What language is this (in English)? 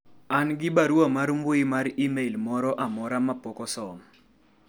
Luo (Kenya and Tanzania)